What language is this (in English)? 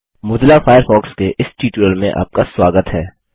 Hindi